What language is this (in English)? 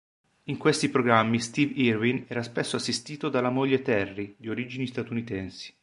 Italian